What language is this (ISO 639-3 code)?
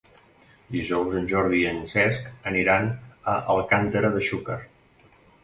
cat